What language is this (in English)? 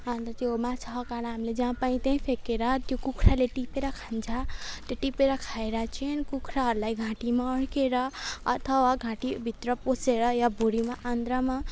Nepali